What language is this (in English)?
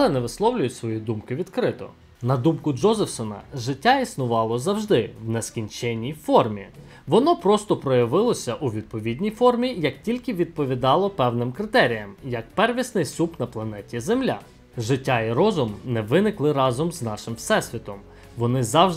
Ukrainian